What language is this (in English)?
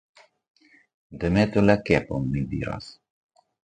Esperanto